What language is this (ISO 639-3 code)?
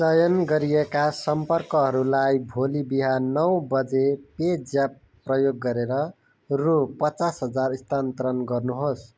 nep